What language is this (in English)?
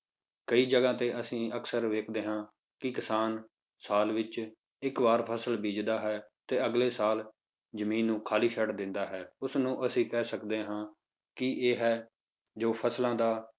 Punjabi